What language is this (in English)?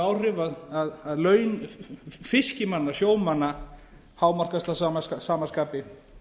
Icelandic